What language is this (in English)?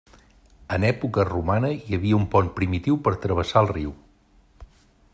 Catalan